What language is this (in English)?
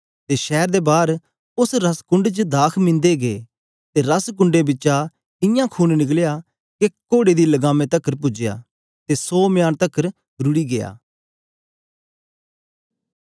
Dogri